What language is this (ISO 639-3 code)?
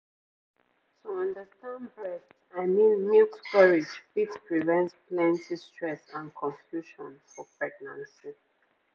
pcm